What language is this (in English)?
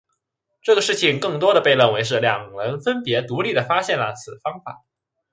Chinese